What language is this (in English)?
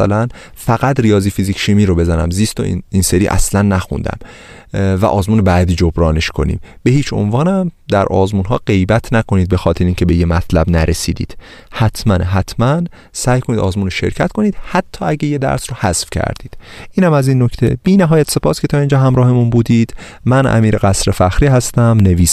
Persian